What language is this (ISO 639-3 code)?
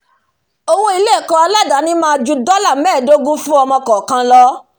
yor